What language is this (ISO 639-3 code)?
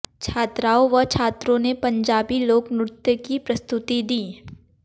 hin